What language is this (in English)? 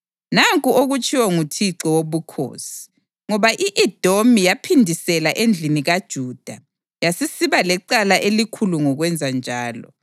North Ndebele